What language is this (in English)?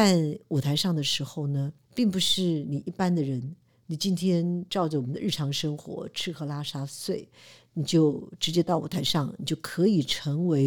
Chinese